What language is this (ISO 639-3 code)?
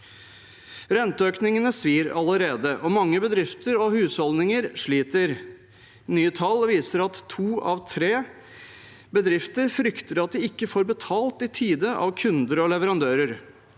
nor